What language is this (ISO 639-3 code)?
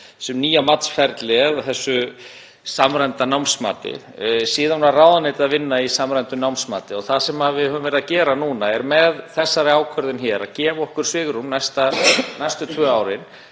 isl